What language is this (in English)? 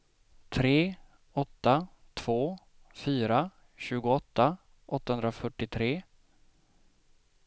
Swedish